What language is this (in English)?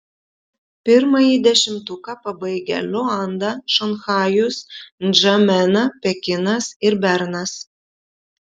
Lithuanian